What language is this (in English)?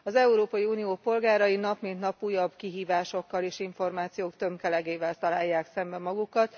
Hungarian